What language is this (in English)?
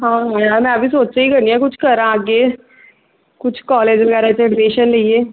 Punjabi